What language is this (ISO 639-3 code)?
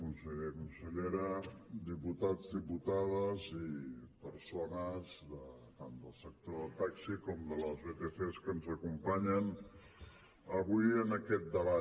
cat